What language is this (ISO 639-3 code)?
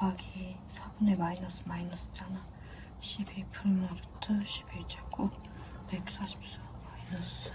kor